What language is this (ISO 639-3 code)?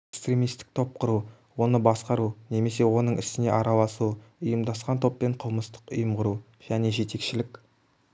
kaz